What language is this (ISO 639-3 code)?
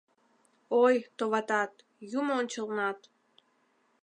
chm